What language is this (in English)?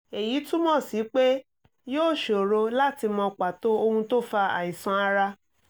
Yoruba